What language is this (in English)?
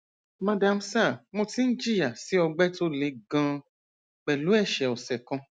Yoruba